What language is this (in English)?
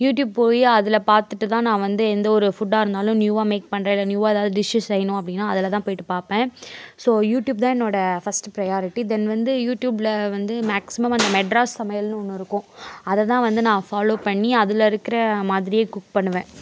Tamil